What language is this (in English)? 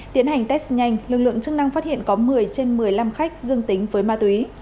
Vietnamese